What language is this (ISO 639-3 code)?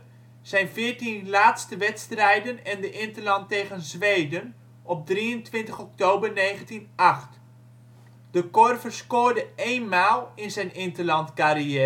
nld